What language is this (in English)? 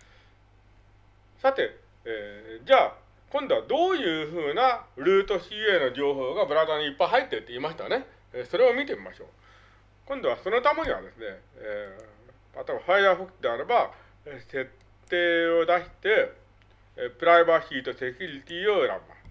Japanese